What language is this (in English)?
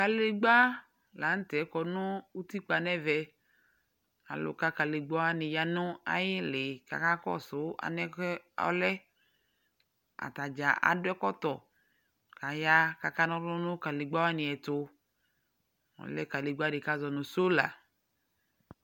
Ikposo